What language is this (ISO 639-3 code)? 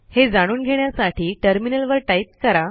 mar